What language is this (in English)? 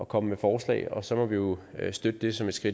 Danish